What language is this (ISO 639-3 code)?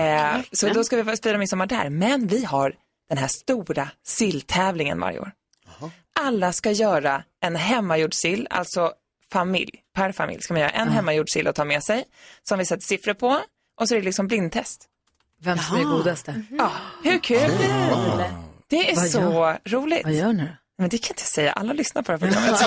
swe